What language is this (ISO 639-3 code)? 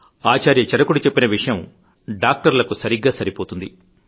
tel